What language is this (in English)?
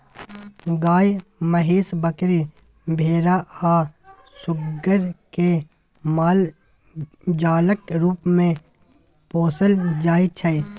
Maithili